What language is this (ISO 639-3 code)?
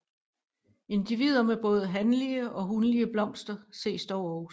dan